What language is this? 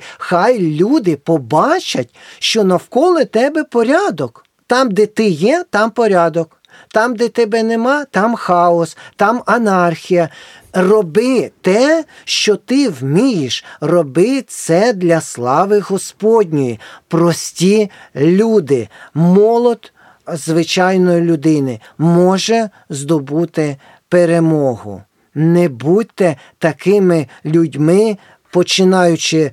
Ukrainian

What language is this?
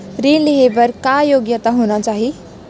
Chhattisgarhi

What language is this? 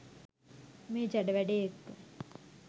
Sinhala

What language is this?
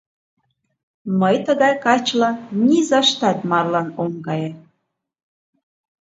Mari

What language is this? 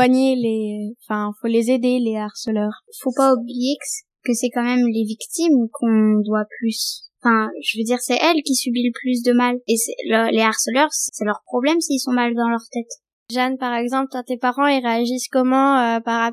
French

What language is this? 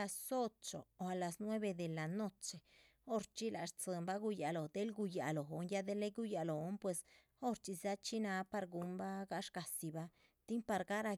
Chichicapan Zapotec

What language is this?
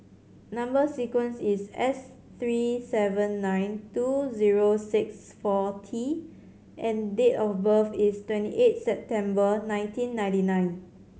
English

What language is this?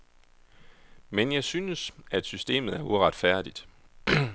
Danish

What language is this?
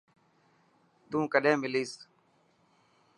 Dhatki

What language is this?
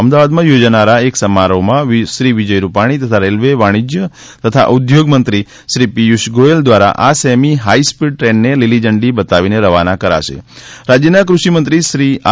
Gujarati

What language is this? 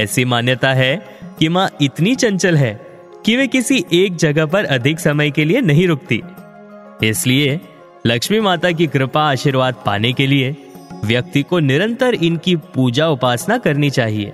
Hindi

